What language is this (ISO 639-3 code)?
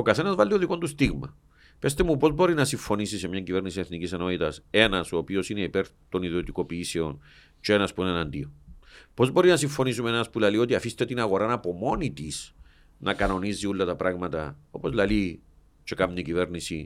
ell